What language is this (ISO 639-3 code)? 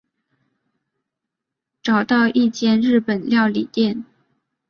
zho